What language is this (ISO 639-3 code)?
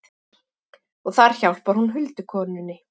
isl